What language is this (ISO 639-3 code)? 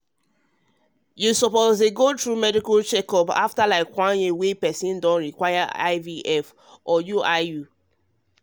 pcm